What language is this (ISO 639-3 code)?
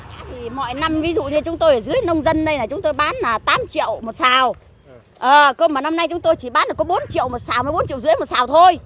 vie